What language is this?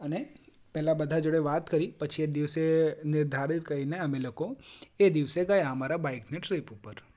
Gujarati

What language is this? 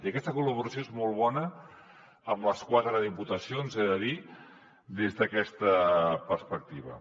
Catalan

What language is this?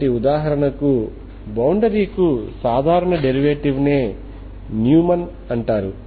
Telugu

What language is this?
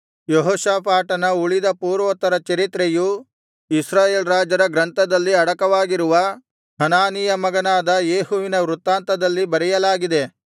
Kannada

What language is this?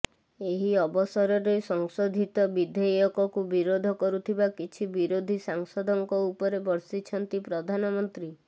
Odia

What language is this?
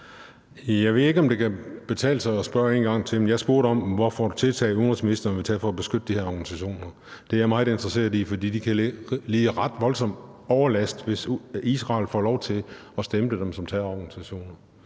Danish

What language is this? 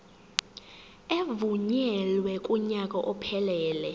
Zulu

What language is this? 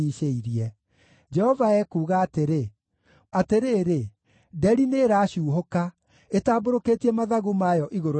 Kikuyu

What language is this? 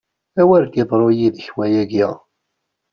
Kabyle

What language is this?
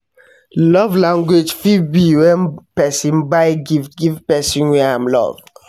Nigerian Pidgin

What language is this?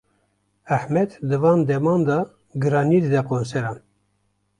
Kurdish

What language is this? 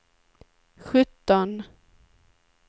Swedish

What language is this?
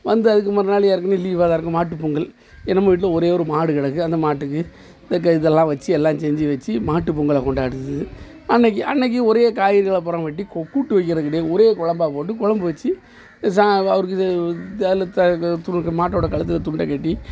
Tamil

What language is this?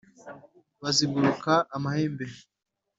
Kinyarwanda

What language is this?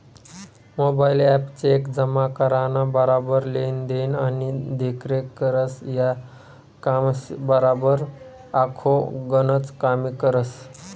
Marathi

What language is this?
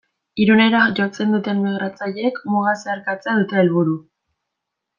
Basque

